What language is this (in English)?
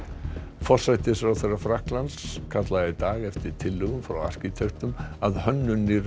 Icelandic